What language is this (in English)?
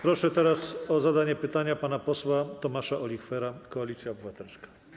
Polish